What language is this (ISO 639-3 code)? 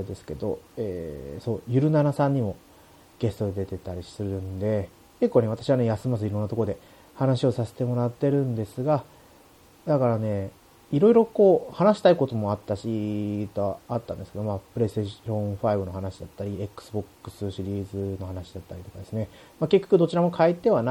jpn